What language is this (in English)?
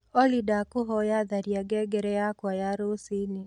Kikuyu